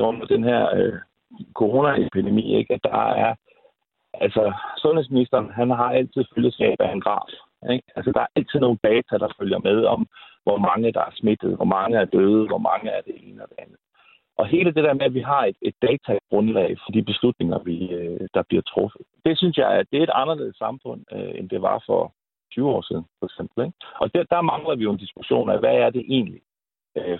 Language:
Danish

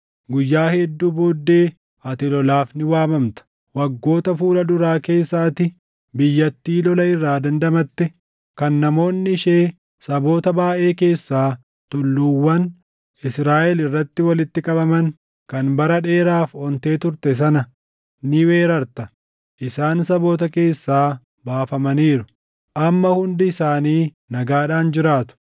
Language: Oromo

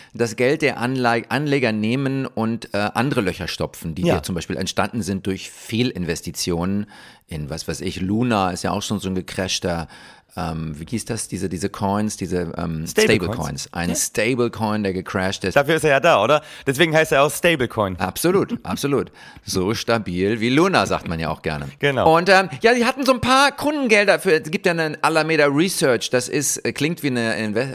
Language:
German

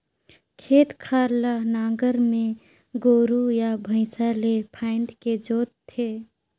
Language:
Chhattisgarhi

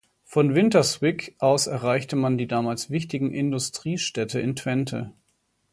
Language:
German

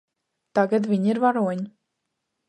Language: Latvian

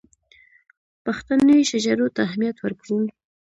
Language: Pashto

